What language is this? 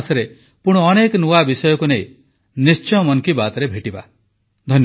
Odia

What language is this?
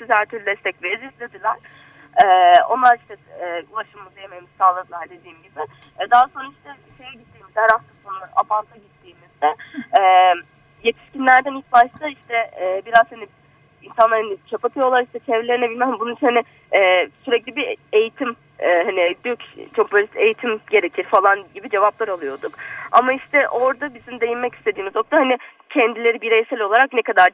Turkish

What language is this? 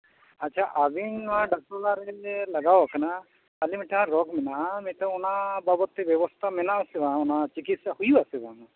Santali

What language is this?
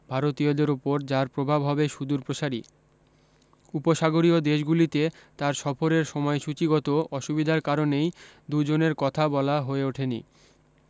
Bangla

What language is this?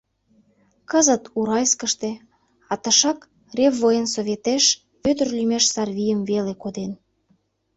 Mari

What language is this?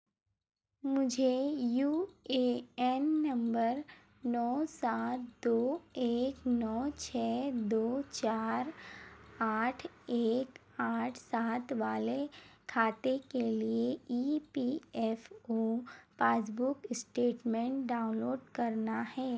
Hindi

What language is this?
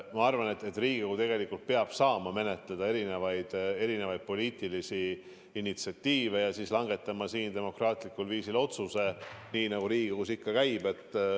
Estonian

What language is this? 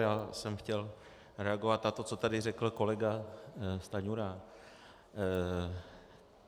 Czech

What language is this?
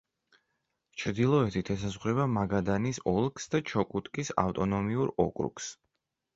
Georgian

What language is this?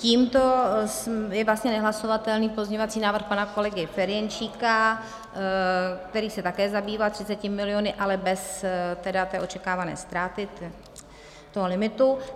Czech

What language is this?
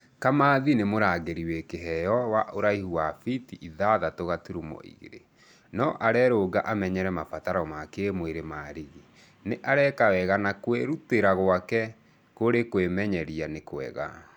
Kikuyu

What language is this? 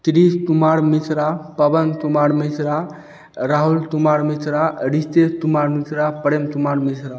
Maithili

